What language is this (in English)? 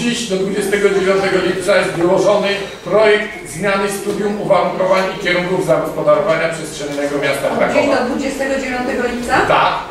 Polish